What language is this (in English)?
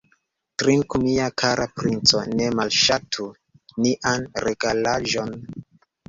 Esperanto